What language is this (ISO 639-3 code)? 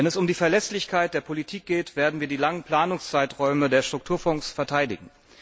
deu